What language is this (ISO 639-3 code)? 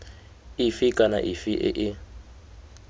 tsn